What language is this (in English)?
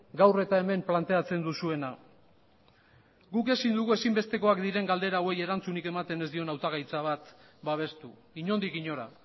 Basque